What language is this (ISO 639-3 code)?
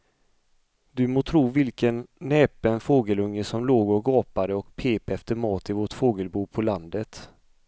swe